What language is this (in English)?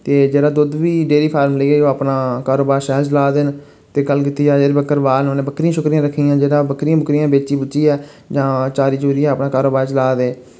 Dogri